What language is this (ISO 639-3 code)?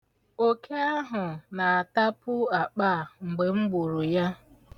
ibo